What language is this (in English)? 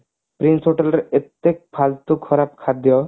Odia